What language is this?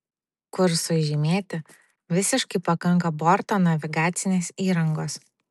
Lithuanian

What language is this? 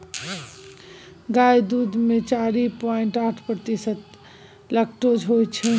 Maithili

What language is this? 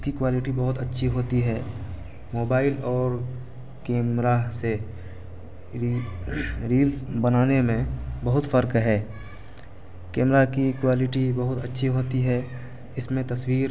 Urdu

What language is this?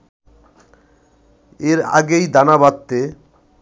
Bangla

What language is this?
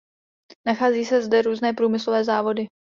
Czech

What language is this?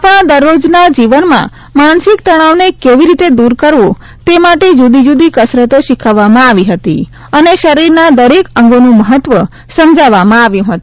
Gujarati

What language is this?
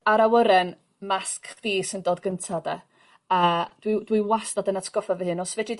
Welsh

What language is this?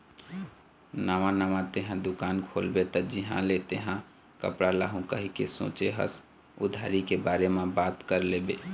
Chhattisgarhi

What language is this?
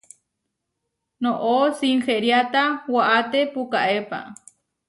Huarijio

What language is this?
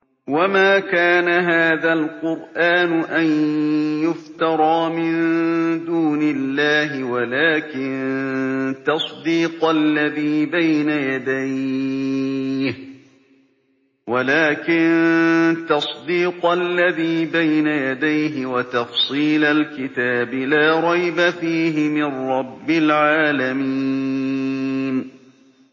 Arabic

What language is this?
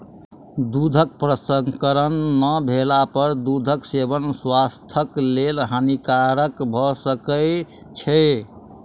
Maithili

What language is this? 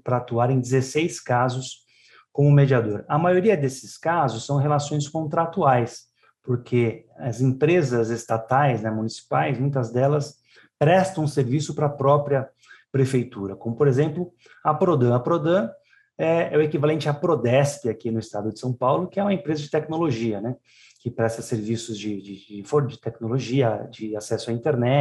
Portuguese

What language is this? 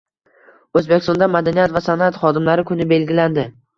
Uzbek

